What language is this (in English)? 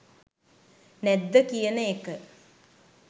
Sinhala